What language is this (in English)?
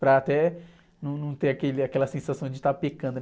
Portuguese